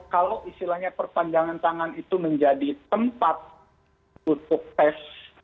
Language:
Indonesian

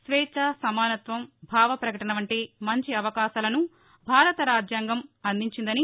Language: Telugu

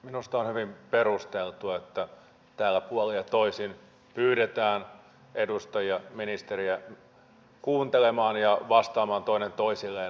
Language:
Finnish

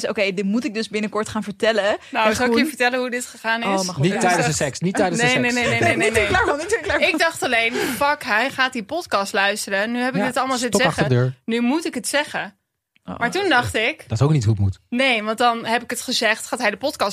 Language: Dutch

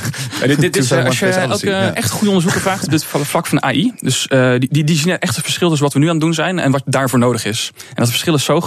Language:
Dutch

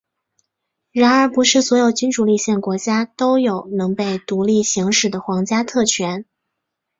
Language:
Chinese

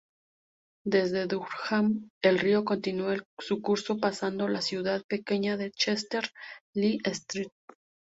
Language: Spanish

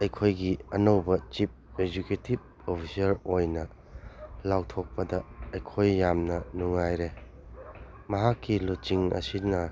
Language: Manipuri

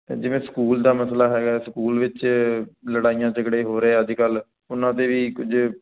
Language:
Punjabi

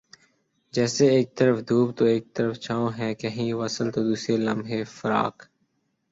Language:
Urdu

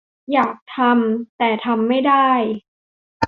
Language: Thai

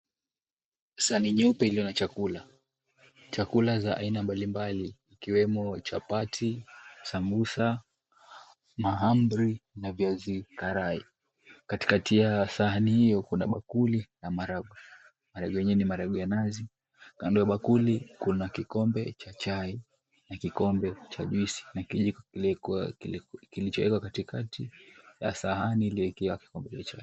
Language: Swahili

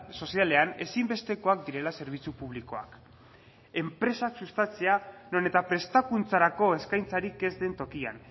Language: Basque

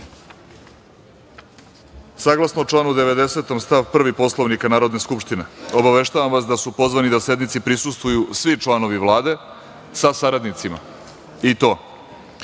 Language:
Serbian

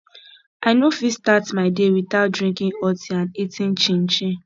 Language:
Nigerian Pidgin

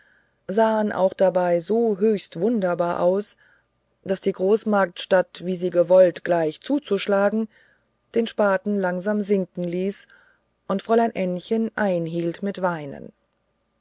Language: German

